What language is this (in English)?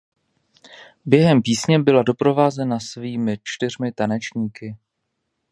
Czech